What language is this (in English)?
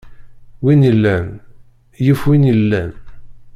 Kabyle